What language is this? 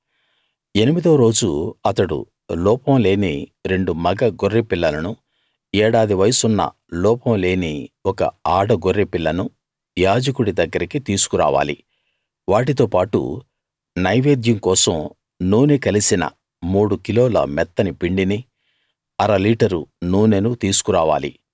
Telugu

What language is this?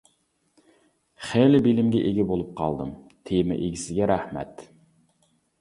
Uyghur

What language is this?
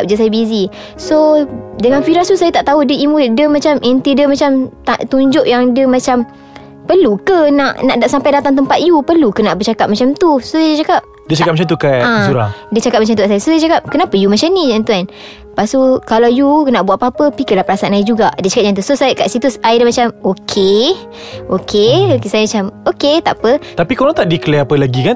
Malay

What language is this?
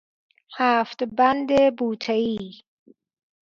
Persian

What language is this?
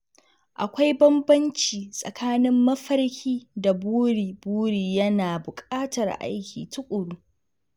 Hausa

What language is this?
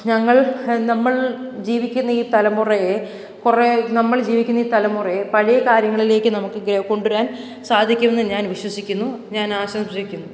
Malayalam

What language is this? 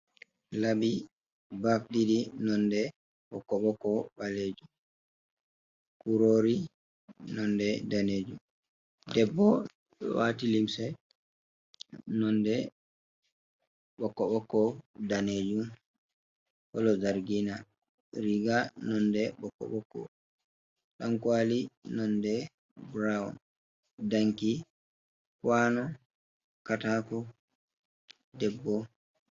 Fula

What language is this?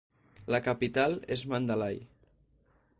Catalan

